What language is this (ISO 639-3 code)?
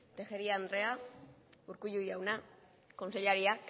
eus